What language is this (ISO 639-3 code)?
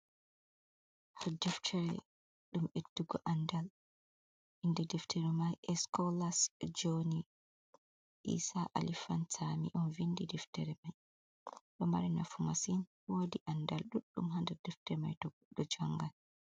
ful